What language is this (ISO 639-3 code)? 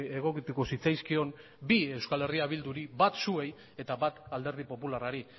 eus